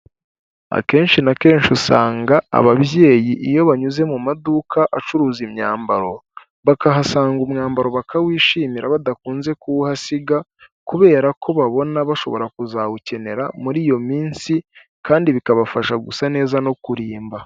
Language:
Kinyarwanda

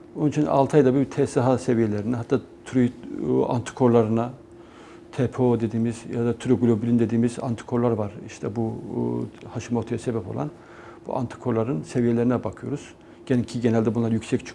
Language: Turkish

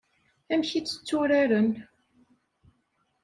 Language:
Kabyle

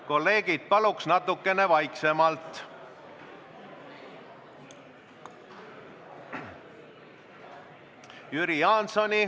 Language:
Estonian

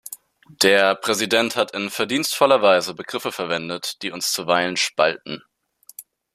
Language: German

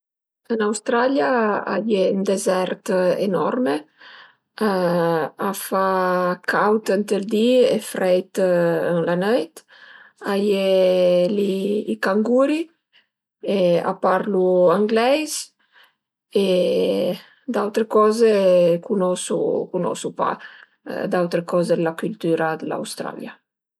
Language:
Piedmontese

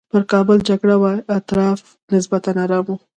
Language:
Pashto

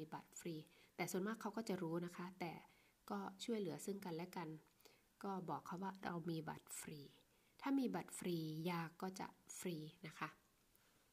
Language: Thai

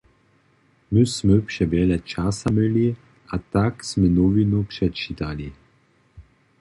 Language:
Upper Sorbian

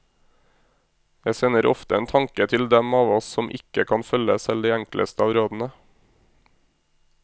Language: Norwegian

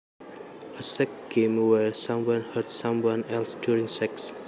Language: Javanese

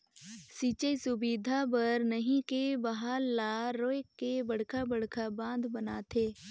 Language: Chhattisgarhi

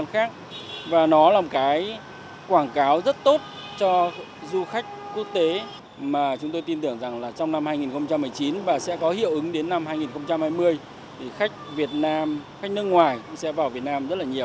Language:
Vietnamese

